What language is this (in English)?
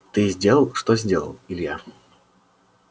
Russian